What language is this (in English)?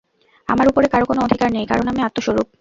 Bangla